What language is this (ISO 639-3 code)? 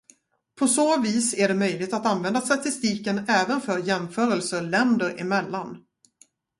swe